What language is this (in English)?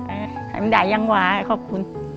Thai